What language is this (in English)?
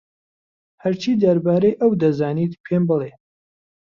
Central Kurdish